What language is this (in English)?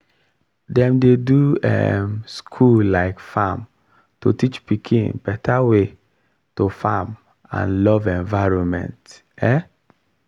Nigerian Pidgin